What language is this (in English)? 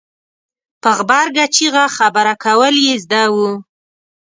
Pashto